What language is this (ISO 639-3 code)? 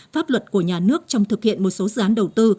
vie